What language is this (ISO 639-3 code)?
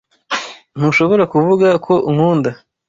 kin